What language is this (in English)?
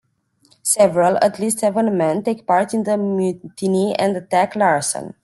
English